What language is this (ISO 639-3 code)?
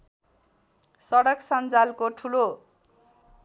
nep